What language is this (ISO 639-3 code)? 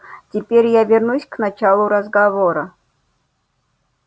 rus